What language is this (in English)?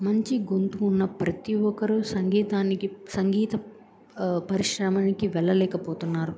Telugu